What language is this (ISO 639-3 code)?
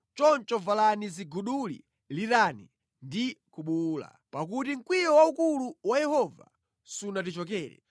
nya